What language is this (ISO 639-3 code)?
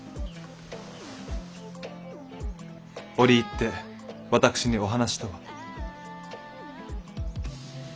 jpn